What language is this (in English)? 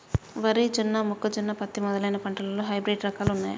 Telugu